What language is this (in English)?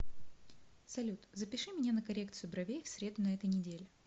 Russian